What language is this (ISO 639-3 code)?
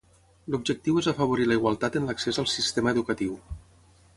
cat